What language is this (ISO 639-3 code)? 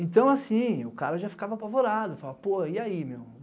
por